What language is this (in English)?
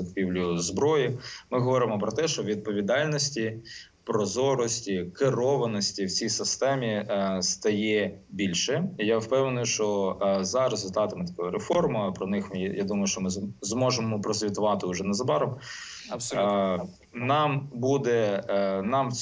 Ukrainian